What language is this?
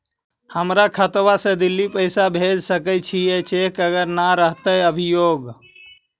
Magahi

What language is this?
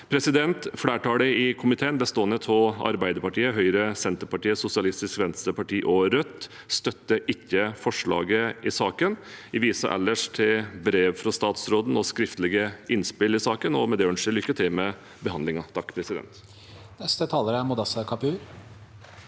Norwegian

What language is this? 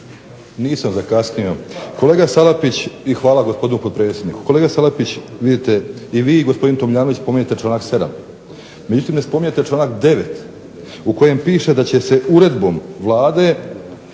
Croatian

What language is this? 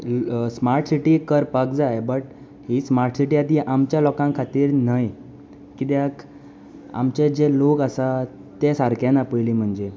Konkani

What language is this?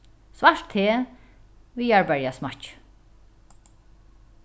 Faroese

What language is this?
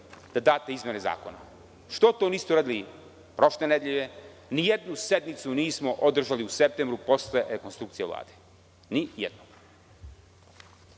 Serbian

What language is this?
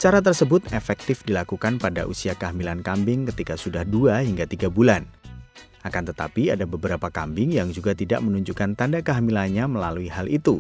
Indonesian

